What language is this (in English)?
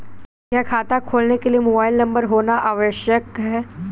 Hindi